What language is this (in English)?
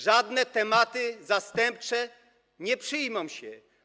Polish